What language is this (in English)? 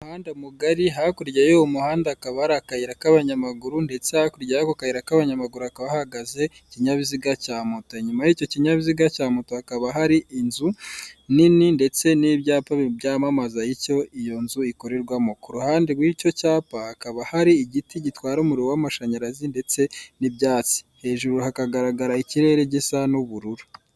Kinyarwanda